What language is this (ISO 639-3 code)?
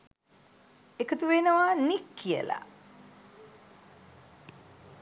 sin